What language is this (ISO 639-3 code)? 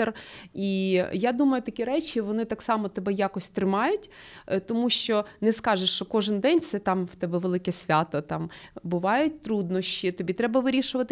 ukr